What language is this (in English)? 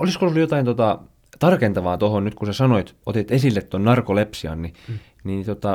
Finnish